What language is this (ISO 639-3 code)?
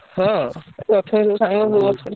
ori